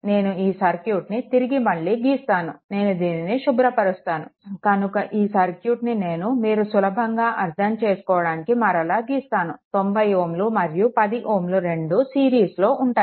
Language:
Telugu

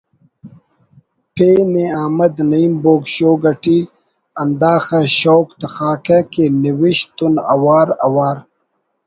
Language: Brahui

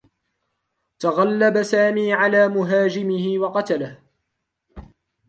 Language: Arabic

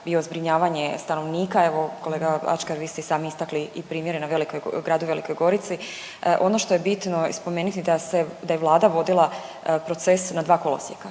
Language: Croatian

